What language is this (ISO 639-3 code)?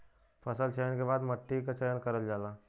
bho